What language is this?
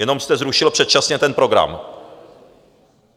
Czech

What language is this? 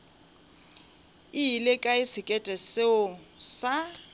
Northern Sotho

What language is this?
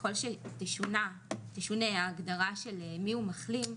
Hebrew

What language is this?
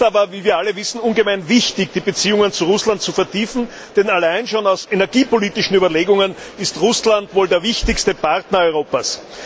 German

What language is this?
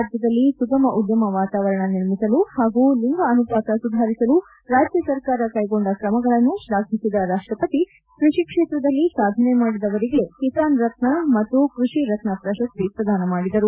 Kannada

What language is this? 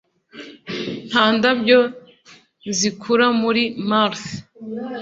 Kinyarwanda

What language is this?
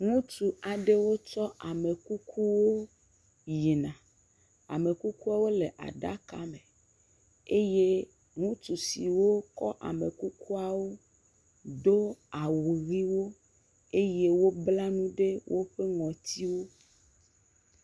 Ewe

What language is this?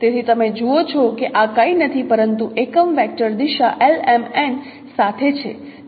Gujarati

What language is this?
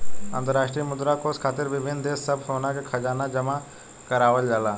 Bhojpuri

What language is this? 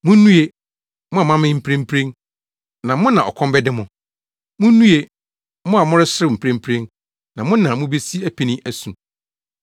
Akan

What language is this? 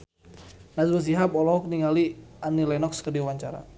Sundanese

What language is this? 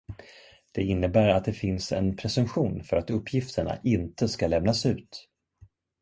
Swedish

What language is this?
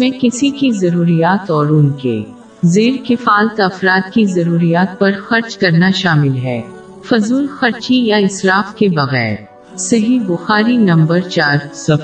Urdu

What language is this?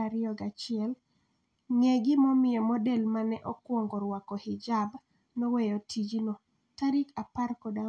Luo (Kenya and Tanzania)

